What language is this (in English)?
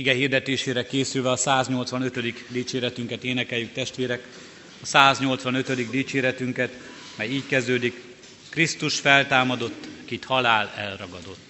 Hungarian